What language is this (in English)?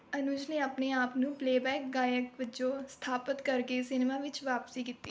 Punjabi